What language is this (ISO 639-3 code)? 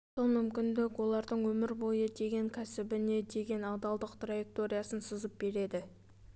kaz